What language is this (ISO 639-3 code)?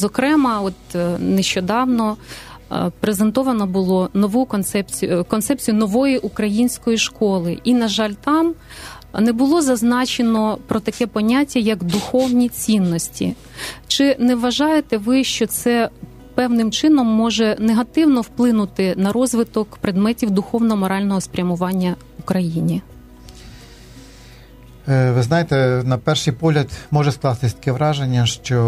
ukr